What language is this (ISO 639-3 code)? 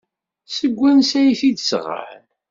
kab